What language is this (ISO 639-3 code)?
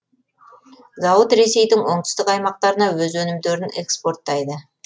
kaz